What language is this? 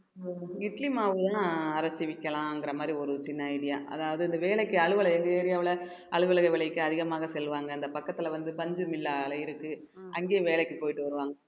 Tamil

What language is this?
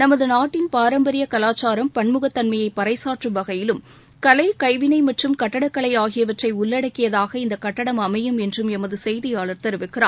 Tamil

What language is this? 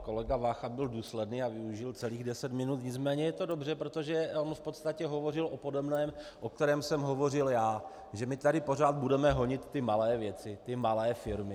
Czech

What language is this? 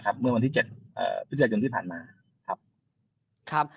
Thai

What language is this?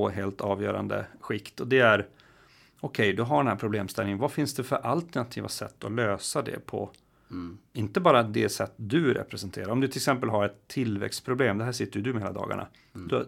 Swedish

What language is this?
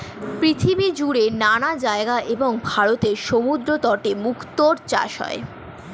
Bangla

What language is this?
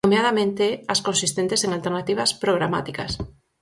Galician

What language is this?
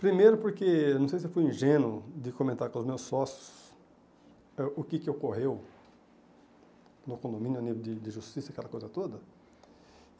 Portuguese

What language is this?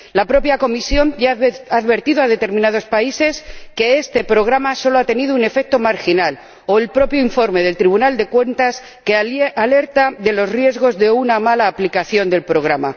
Spanish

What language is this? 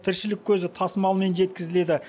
Kazakh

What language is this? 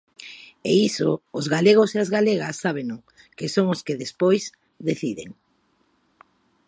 Galician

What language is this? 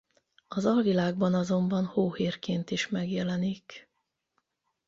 Hungarian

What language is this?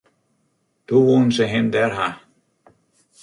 Western Frisian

